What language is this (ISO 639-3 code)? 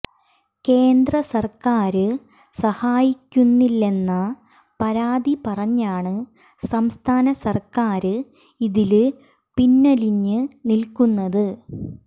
mal